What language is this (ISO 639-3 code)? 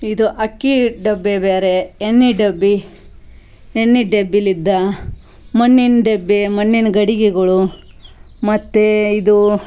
kan